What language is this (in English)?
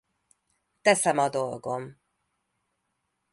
Hungarian